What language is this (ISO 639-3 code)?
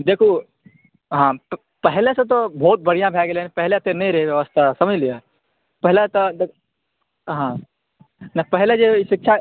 mai